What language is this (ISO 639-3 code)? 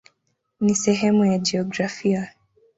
swa